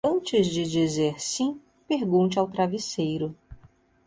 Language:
Portuguese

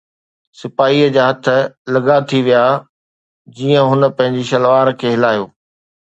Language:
Sindhi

